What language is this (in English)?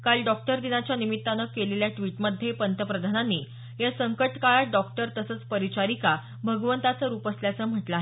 Marathi